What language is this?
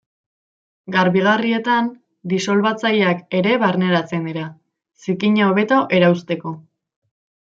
Basque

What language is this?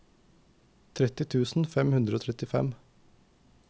Norwegian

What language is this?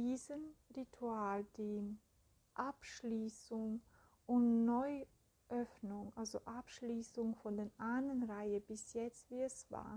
German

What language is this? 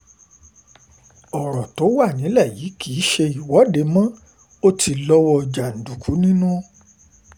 Yoruba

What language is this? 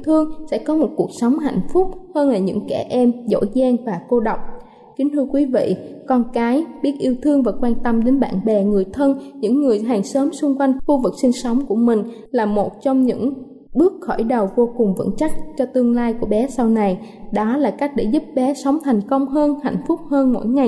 Vietnamese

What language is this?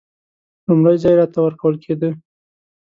Pashto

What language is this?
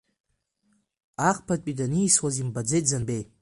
Abkhazian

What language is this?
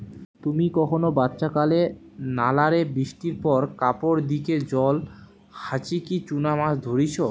Bangla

